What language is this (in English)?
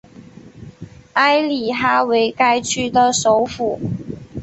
Chinese